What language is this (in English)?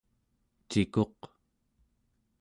Central Yupik